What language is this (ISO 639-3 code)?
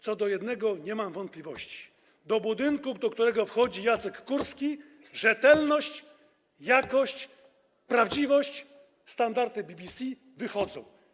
pol